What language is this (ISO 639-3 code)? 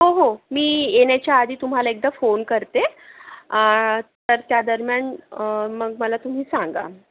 mar